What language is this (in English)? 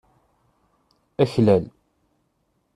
Kabyle